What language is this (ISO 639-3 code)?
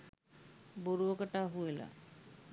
sin